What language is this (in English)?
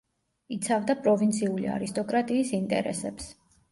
Georgian